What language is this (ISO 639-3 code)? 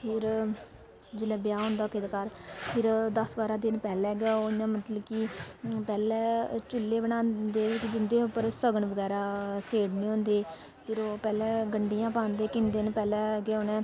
doi